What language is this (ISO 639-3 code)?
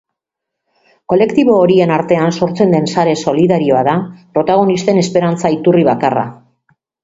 eus